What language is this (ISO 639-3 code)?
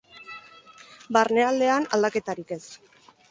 eus